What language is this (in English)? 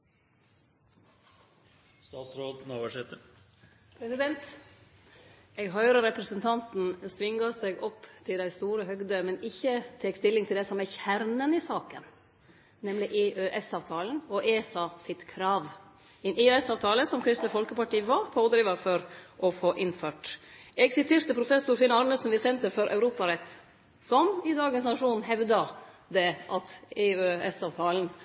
Norwegian Nynorsk